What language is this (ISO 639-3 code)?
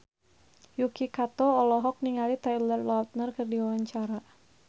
sun